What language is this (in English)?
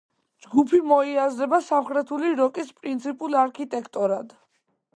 Georgian